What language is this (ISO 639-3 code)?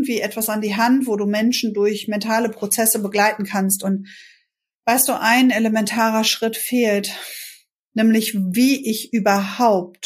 deu